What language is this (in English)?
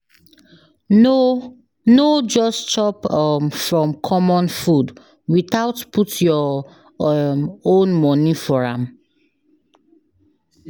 Nigerian Pidgin